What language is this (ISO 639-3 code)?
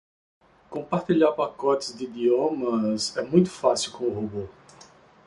por